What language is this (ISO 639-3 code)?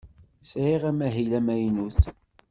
kab